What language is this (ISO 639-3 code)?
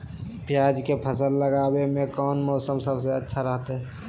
mag